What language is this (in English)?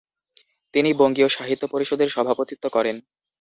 Bangla